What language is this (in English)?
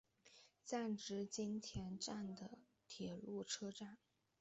Chinese